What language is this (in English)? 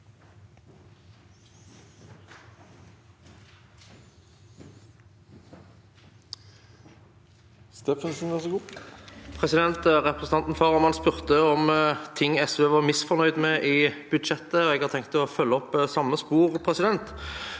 Norwegian